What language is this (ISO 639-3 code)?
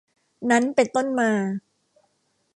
tha